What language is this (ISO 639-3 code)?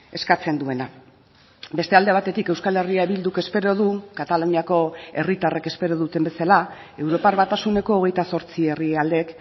eus